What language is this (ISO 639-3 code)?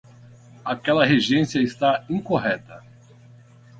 por